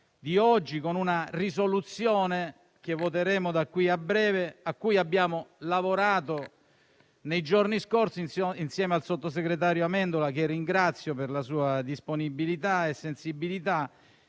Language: Italian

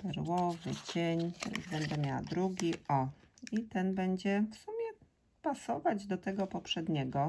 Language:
Polish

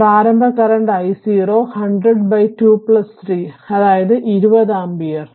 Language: Malayalam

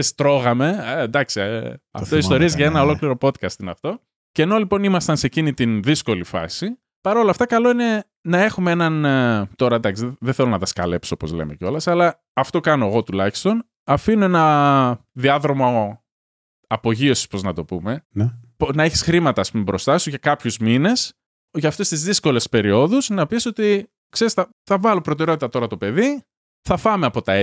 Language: Greek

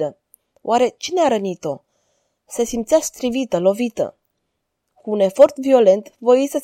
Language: Romanian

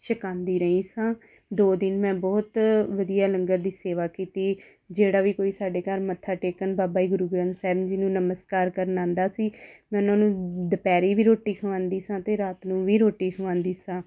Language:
Punjabi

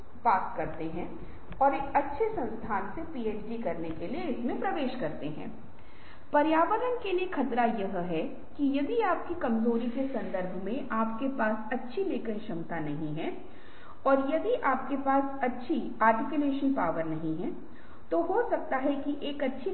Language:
Hindi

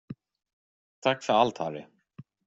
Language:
Swedish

